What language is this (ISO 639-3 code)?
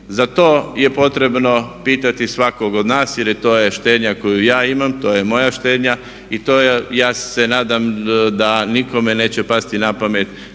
hrv